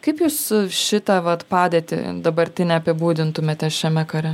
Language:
Lithuanian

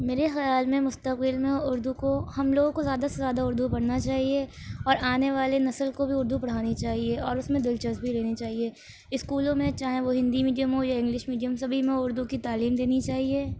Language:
Urdu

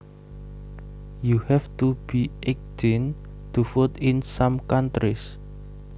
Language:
Javanese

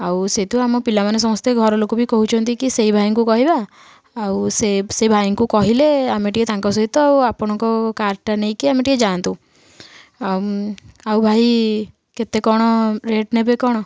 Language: Odia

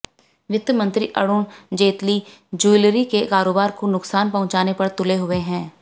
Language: Hindi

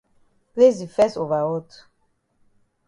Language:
Cameroon Pidgin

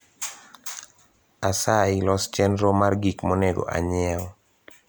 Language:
Luo (Kenya and Tanzania)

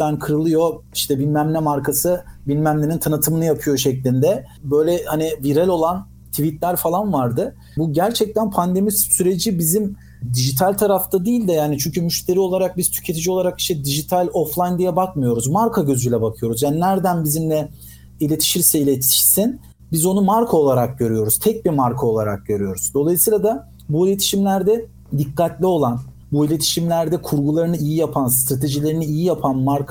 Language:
Turkish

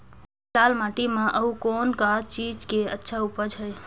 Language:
Chhattisgarhi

